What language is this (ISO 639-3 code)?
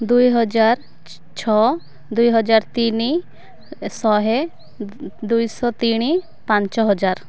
ori